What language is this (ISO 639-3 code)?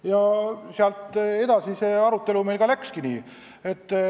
est